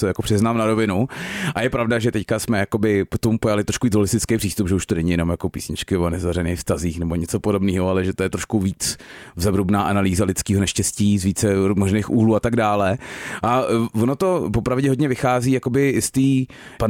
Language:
Czech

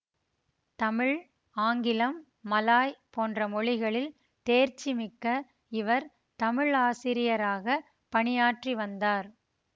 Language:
Tamil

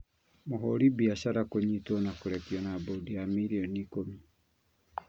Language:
Kikuyu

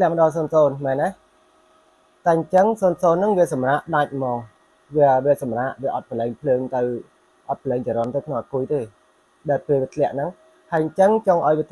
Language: Vietnamese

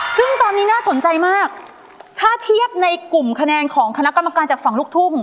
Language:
Thai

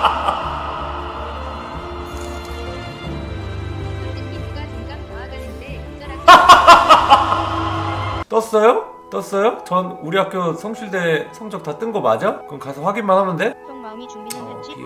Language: Korean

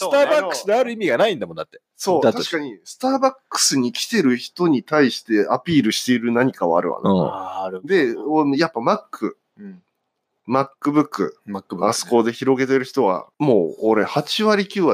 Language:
Japanese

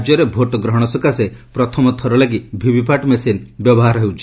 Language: Odia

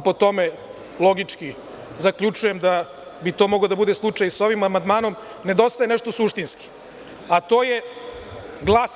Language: Serbian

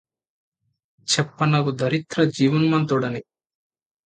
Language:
Telugu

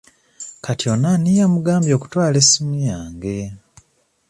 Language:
Ganda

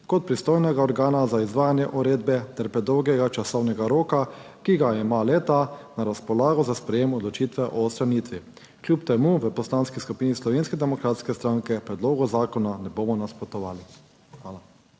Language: Slovenian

